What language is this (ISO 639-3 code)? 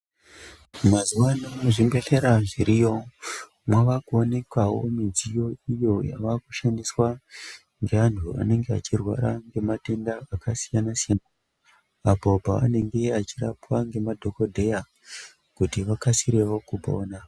ndc